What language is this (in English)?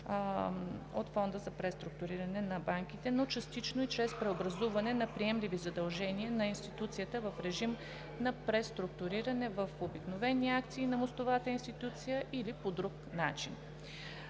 Bulgarian